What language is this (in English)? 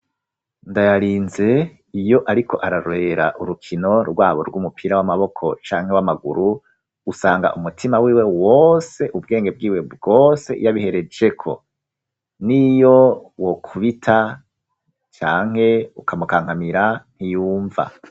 Rundi